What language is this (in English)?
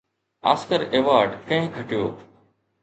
Sindhi